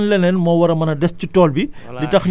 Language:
Wolof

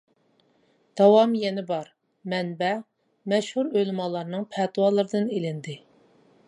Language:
Uyghur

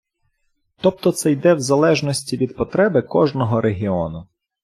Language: Ukrainian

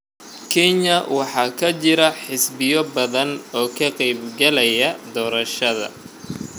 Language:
Somali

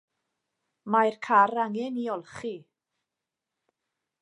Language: Welsh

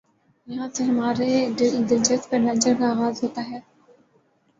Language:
Urdu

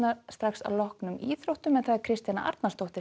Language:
Icelandic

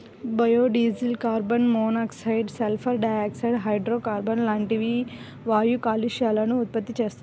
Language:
Telugu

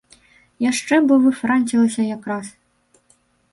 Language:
Belarusian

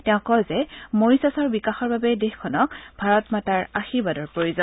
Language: Assamese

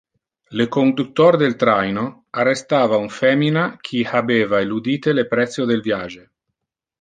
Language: Interlingua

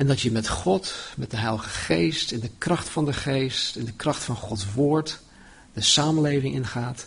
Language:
Dutch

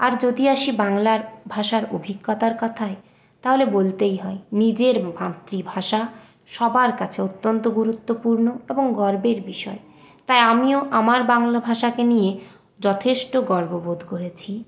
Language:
Bangla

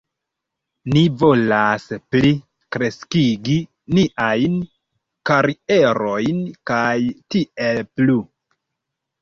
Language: Esperanto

